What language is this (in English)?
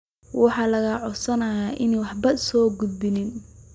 Somali